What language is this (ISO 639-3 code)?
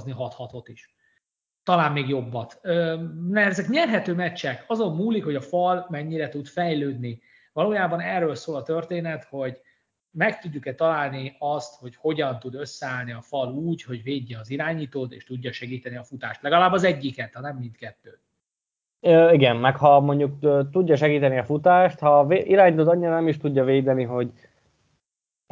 hun